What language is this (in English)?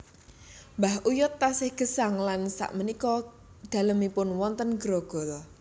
Javanese